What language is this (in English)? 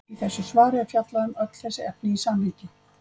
Icelandic